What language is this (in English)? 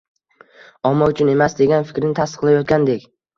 Uzbek